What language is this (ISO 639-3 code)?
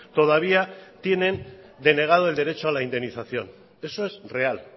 spa